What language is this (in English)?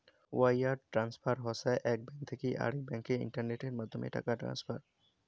Bangla